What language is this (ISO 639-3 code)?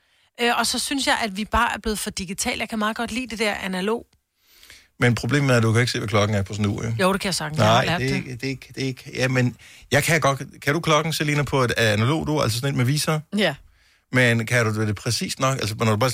dan